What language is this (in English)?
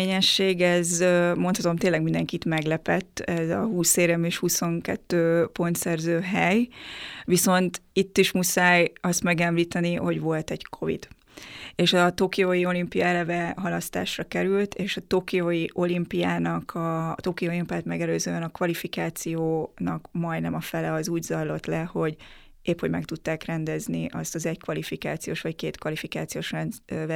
Hungarian